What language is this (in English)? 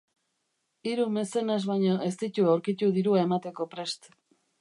Basque